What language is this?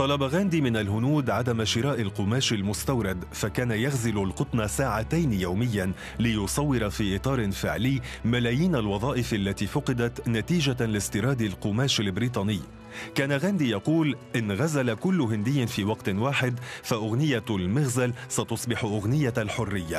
Arabic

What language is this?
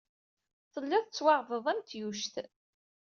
Kabyle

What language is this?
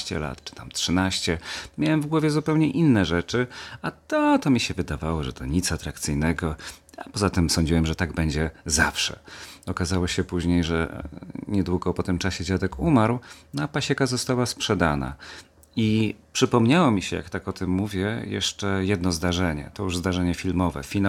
Polish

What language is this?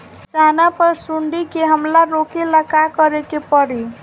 Bhojpuri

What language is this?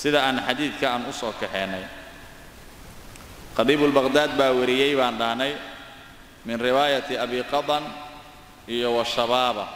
Arabic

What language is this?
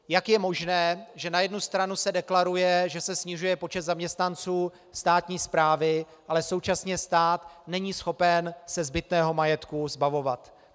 Czech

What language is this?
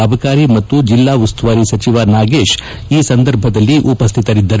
Kannada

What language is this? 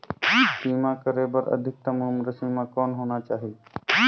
Chhattisgarhi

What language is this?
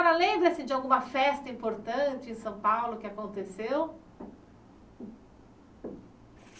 Portuguese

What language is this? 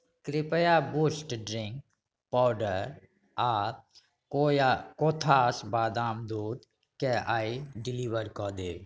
Maithili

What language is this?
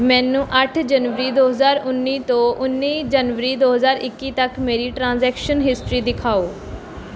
Punjabi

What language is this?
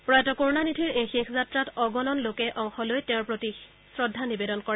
Assamese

